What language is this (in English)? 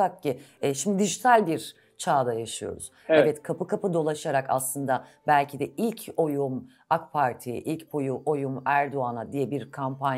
Turkish